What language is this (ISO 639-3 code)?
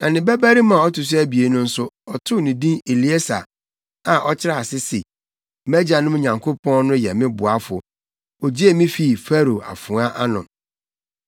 aka